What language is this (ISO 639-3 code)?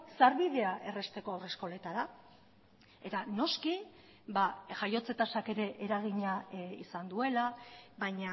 eus